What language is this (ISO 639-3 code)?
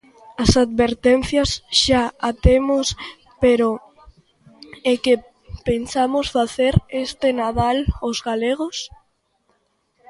glg